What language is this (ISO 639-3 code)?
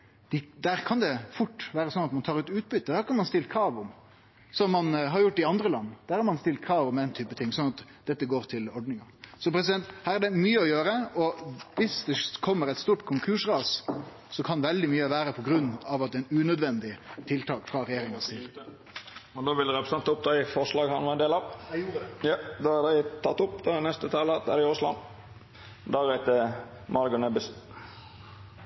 nor